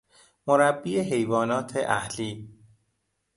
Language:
Persian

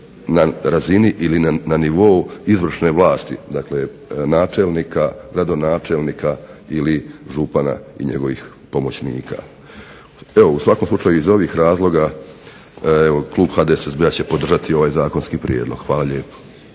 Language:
Croatian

